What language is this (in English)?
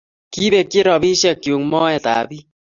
Kalenjin